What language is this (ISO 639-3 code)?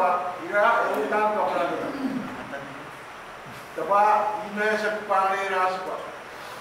ara